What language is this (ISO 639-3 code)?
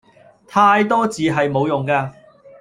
yue